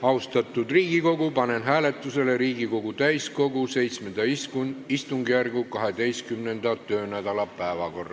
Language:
Estonian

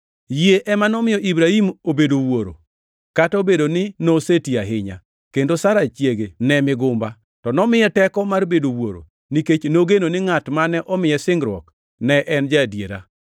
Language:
Luo (Kenya and Tanzania)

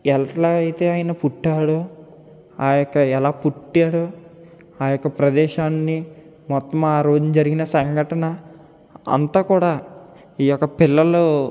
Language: Telugu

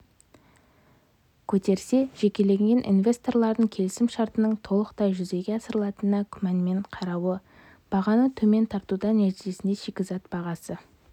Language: Kazakh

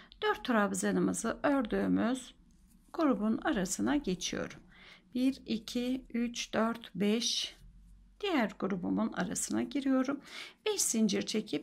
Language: Turkish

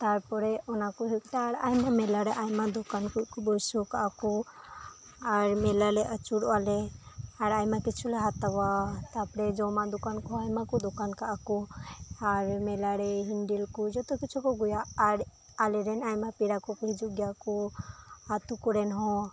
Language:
Santali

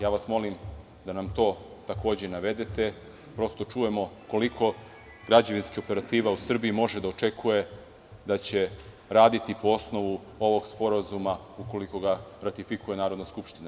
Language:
Serbian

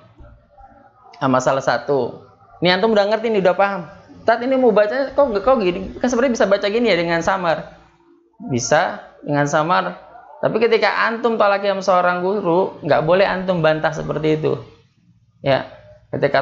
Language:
Indonesian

